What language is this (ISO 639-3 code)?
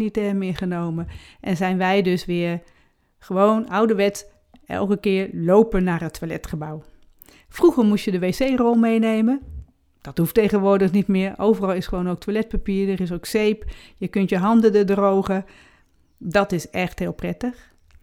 nld